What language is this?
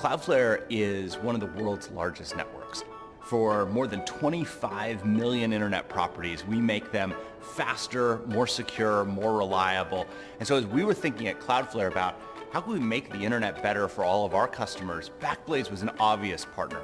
English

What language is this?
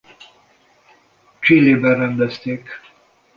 Hungarian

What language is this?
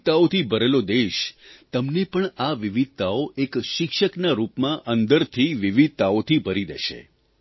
Gujarati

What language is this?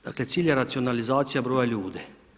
Croatian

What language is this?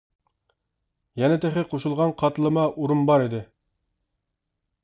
Uyghur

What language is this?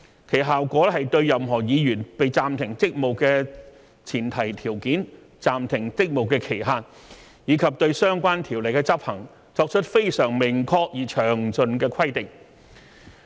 Cantonese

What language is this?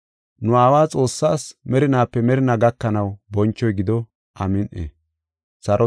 Gofa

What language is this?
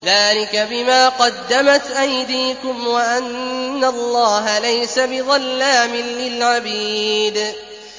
Arabic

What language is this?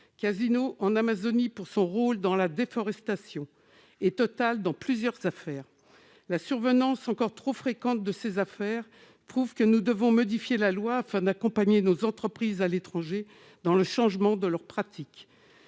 French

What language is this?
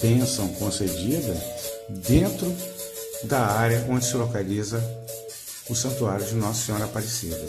Portuguese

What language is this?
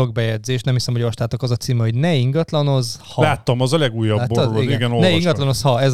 Hungarian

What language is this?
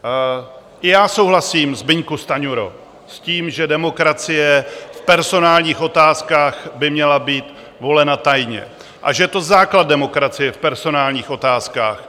Czech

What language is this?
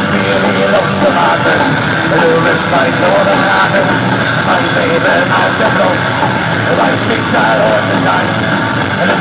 Hungarian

